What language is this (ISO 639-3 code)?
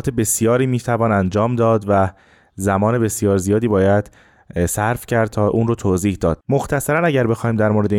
fas